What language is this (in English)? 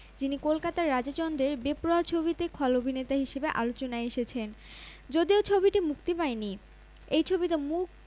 Bangla